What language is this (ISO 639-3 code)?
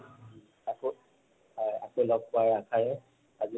asm